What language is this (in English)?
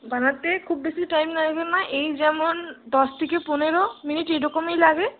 Bangla